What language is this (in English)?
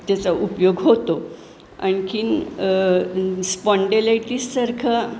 Marathi